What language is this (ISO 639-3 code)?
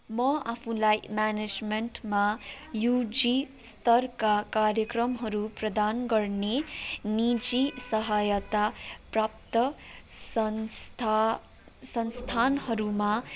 nep